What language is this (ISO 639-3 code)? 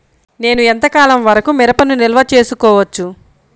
tel